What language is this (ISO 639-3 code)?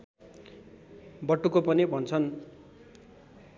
nep